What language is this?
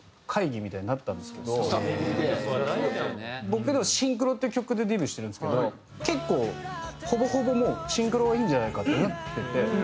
Japanese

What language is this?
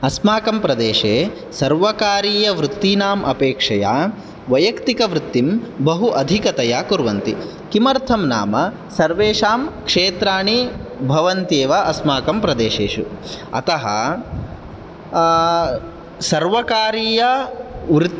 Sanskrit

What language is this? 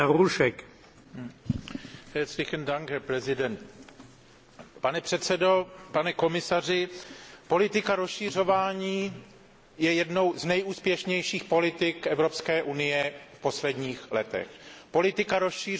Czech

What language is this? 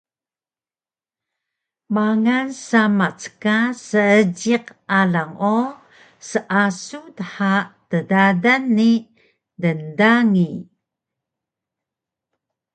Taroko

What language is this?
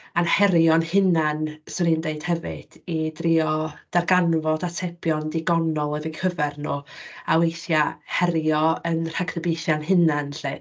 Welsh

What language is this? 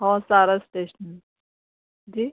Urdu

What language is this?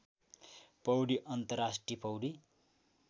Nepali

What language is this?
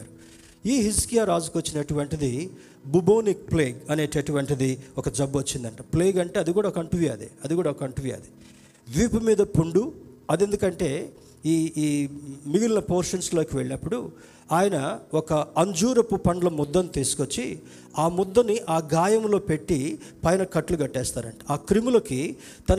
Telugu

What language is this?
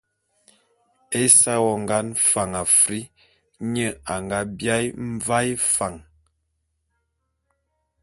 Bulu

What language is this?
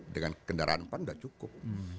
Indonesian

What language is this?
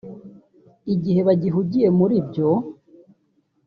Kinyarwanda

